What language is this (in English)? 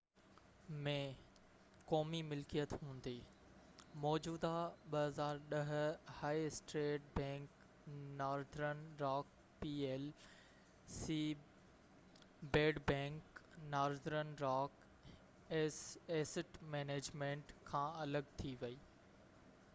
Sindhi